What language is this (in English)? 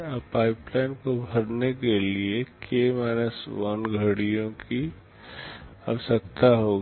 Hindi